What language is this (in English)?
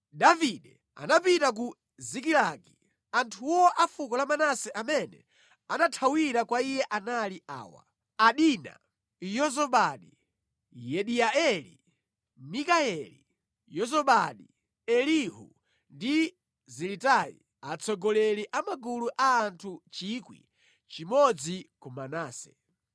Nyanja